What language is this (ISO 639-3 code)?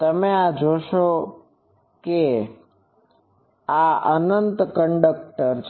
guj